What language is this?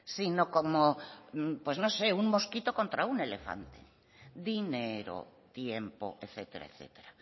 Spanish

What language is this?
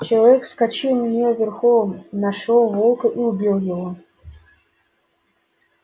Russian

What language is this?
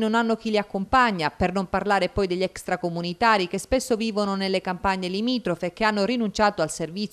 Italian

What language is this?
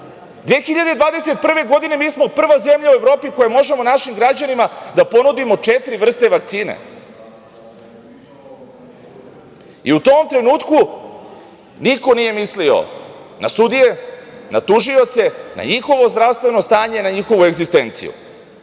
Serbian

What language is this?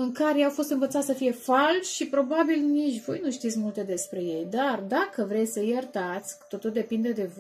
Romanian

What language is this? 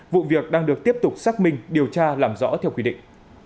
Vietnamese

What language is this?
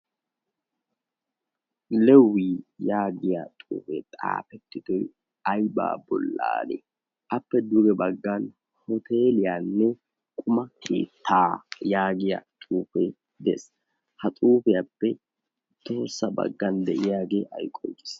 Wolaytta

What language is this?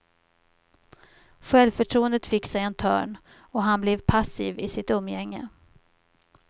Swedish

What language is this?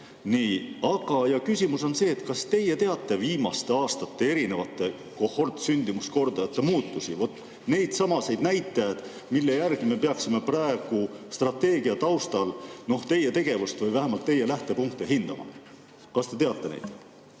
Estonian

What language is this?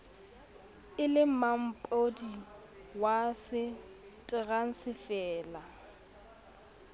Southern Sotho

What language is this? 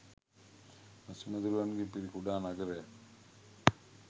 Sinhala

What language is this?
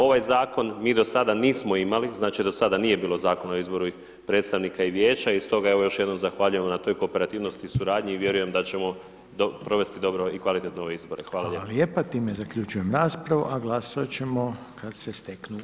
Croatian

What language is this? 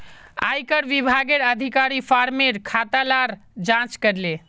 Magahi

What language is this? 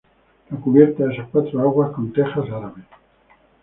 Spanish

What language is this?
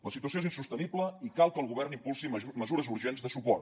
Catalan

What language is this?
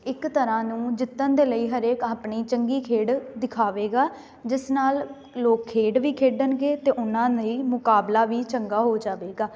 Punjabi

